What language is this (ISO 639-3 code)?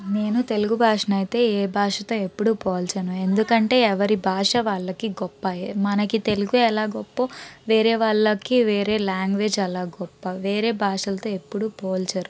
tel